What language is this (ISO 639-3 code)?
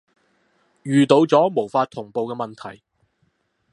yue